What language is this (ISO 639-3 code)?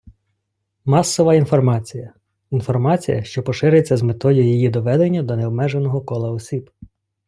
ukr